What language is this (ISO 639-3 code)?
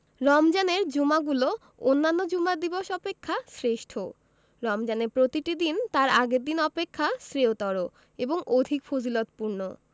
ben